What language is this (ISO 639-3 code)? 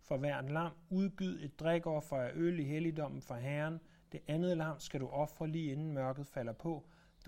dan